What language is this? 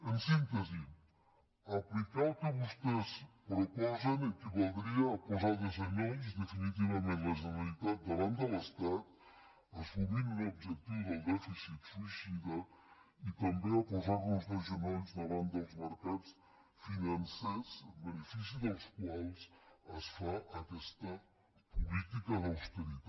Catalan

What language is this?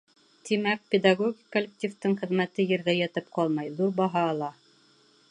Bashkir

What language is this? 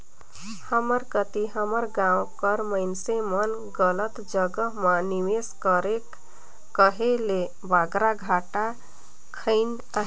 Chhattisgarhi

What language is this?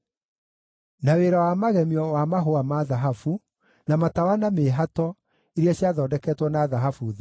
Kikuyu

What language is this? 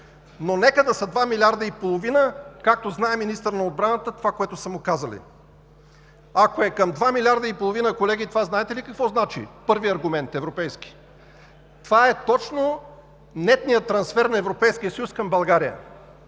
Bulgarian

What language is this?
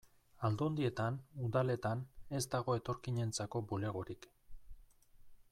Basque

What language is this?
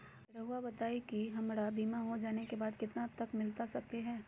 Magahi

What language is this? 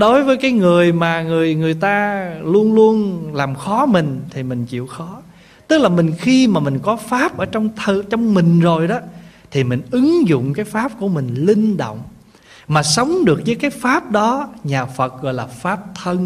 Vietnamese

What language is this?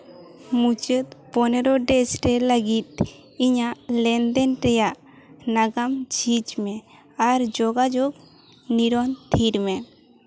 Santali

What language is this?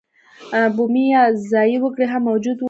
Pashto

